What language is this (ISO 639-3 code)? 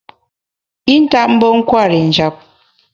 bax